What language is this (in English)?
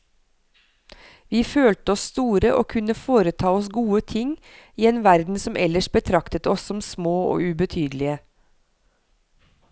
Norwegian